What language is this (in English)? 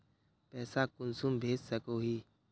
Magahi